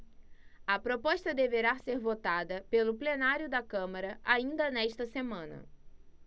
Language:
Portuguese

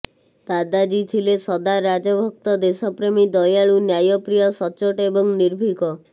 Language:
Odia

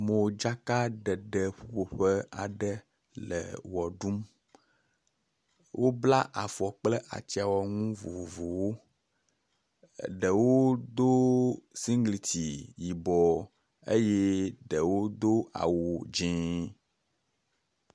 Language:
Ewe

